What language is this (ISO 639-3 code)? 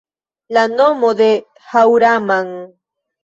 epo